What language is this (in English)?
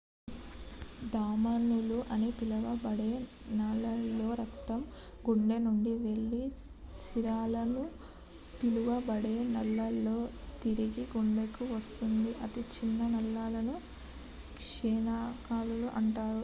Telugu